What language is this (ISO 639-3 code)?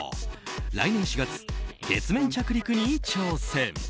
jpn